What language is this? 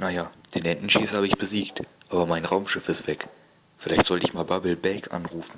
German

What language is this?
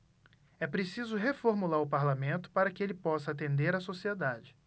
Portuguese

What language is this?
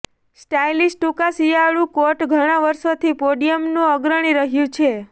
Gujarati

